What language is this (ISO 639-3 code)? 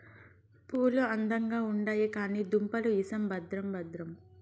tel